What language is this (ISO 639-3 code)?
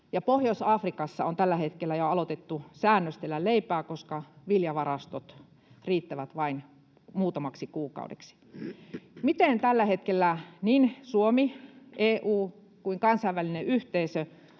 fin